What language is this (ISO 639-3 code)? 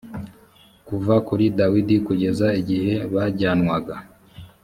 kin